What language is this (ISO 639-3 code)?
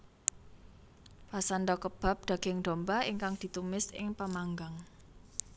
jav